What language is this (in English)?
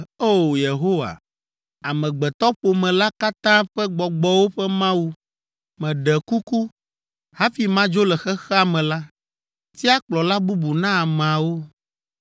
Ewe